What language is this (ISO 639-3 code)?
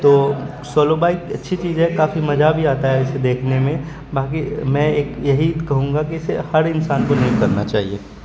urd